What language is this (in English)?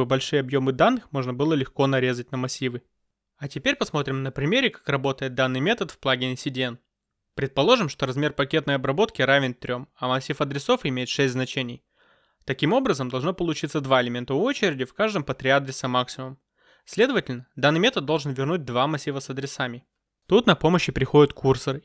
Russian